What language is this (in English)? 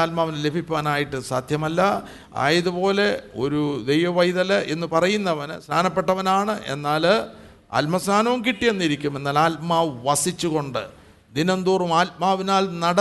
Malayalam